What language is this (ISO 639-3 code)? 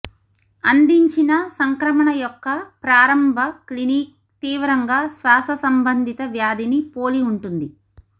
tel